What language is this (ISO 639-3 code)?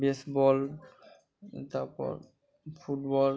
ben